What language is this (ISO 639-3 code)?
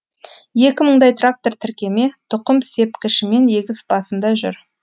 kaz